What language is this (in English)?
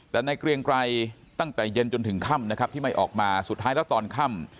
Thai